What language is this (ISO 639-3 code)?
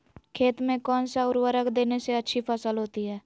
mag